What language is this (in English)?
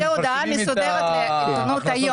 Hebrew